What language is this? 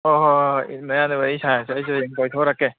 Manipuri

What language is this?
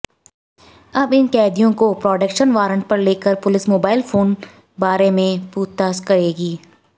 Hindi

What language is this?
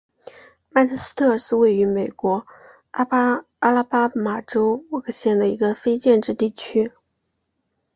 Chinese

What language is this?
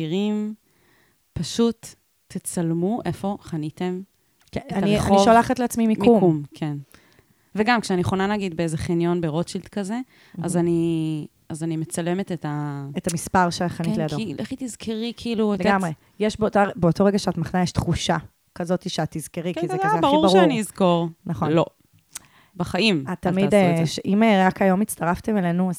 Hebrew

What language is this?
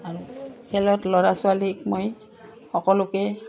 Assamese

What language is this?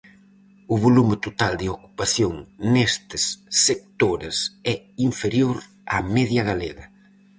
Galician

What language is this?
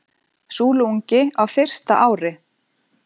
Icelandic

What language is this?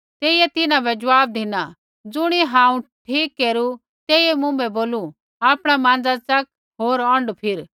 Kullu Pahari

